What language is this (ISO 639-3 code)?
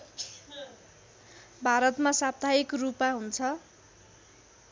nep